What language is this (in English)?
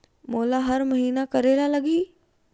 Chhattisgarhi